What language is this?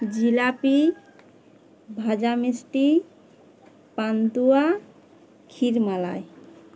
Bangla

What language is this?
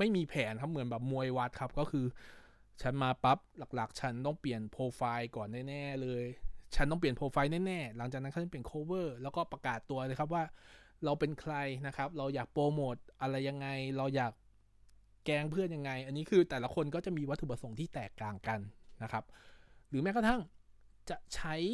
Thai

